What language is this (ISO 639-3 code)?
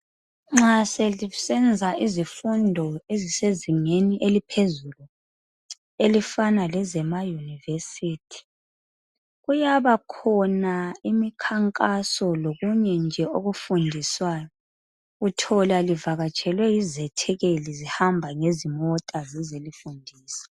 nde